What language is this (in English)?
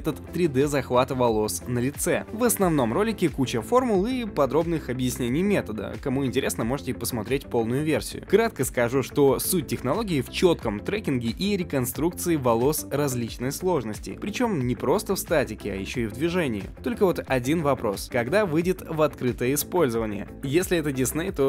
Russian